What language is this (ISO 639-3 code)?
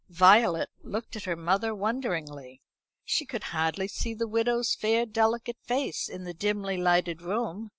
eng